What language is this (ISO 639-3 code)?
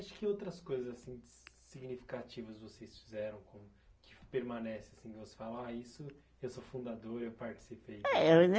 por